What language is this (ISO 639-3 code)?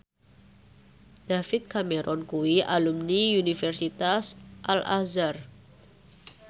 jav